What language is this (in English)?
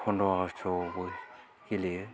Bodo